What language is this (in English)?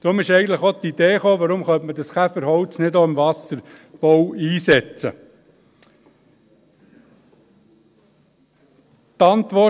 Swiss German